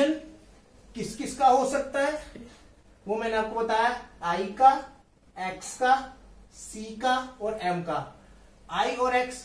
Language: Hindi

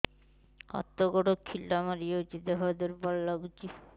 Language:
Odia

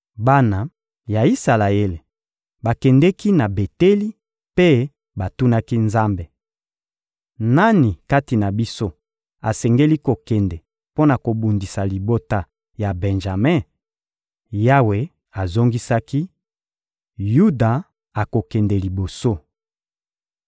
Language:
Lingala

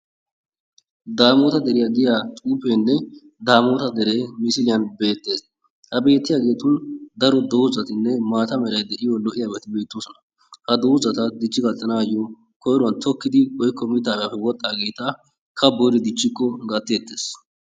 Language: Wolaytta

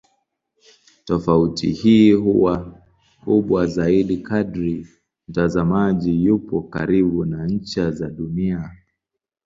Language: Swahili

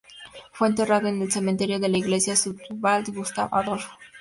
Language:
Spanish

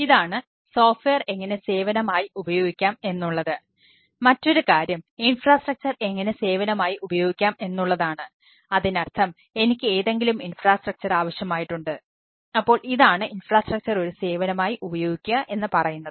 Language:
Malayalam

